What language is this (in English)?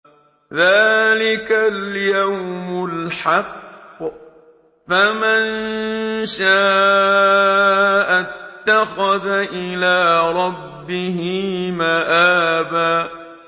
Arabic